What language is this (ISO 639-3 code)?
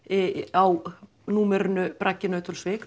isl